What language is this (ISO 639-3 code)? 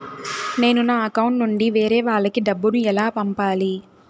tel